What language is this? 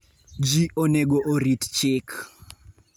Luo (Kenya and Tanzania)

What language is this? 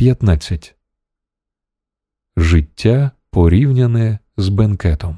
Ukrainian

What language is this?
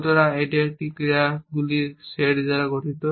Bangla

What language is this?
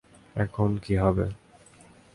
Bangla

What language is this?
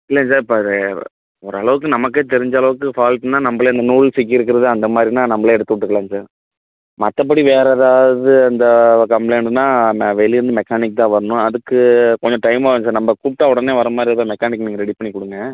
Tamil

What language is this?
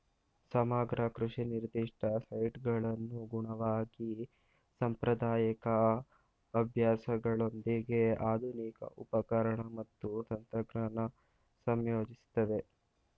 Kannada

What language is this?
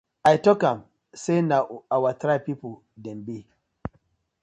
Nigerian Pidgin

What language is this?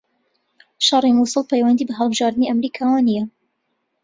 Central Kurdish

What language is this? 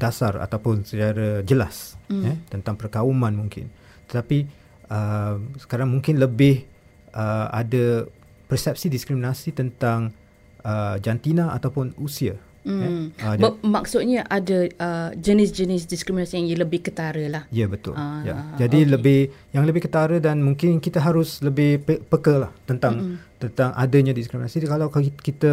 Malay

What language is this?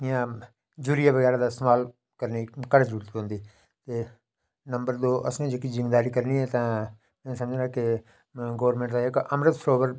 Dogri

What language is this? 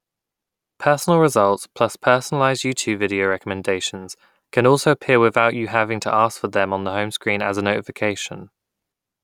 English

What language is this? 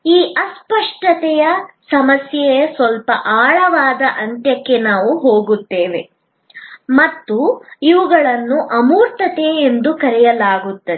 Kannada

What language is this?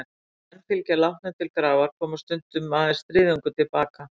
Icelandic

